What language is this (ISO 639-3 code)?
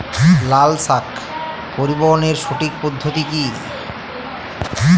ben